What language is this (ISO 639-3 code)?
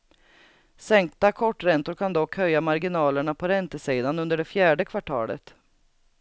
swe